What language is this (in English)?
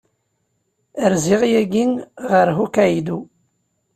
Kabyle